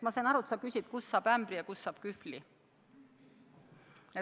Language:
Estonian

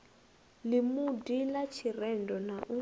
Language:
Venda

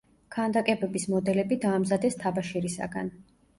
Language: Georgian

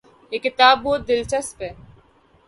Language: Urdu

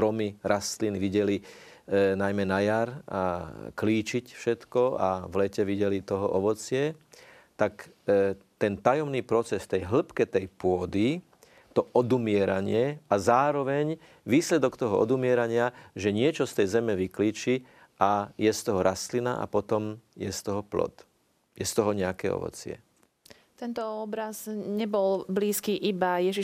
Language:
Slovak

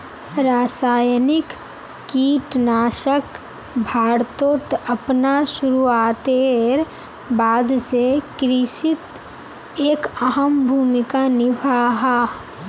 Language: Magahi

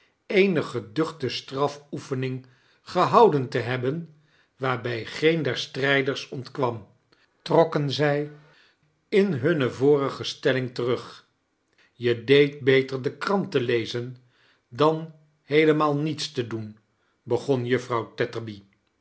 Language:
Dutch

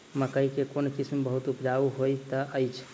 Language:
Maithili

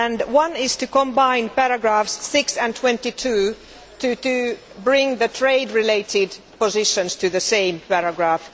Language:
English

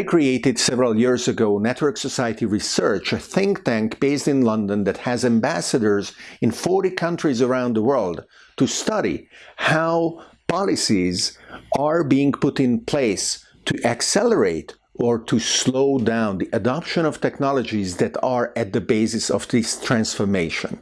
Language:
English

